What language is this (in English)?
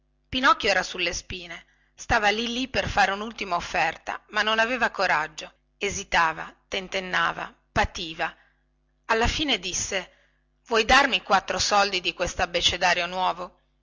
Italian